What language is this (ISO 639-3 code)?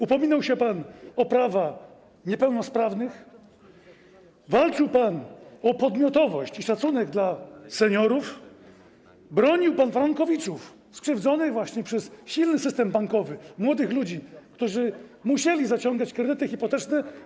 pol